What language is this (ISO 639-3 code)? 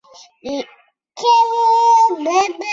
zho